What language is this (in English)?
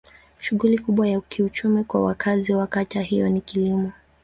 Swahili